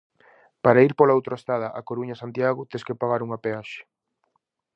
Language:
Galician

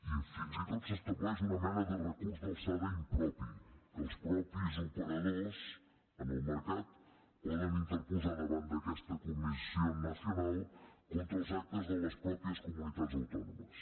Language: Catalan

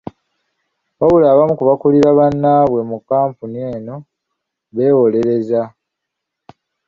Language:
Ganda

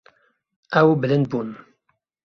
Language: Kurdish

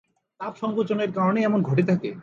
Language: Bangla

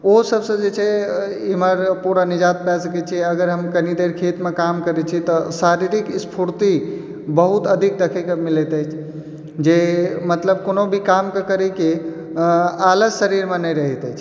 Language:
Maithili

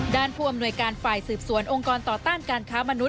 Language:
Thai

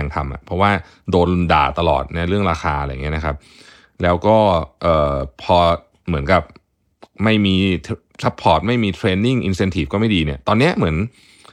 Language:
Thai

